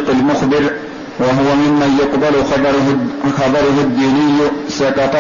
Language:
Arabic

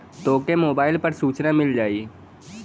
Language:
Bhojpuri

